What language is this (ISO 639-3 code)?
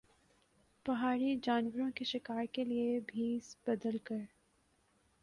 urd